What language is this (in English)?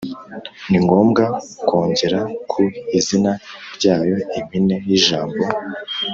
Kinyarwanda